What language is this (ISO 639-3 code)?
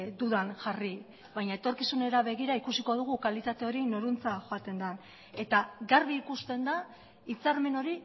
eus